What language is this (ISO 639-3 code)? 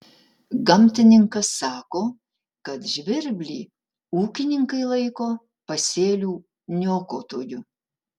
lit